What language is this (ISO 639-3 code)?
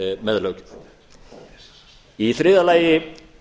isl